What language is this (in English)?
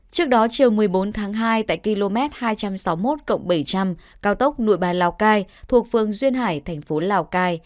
Vietnamese